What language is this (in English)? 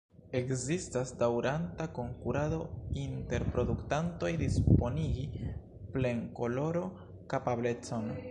Esperanto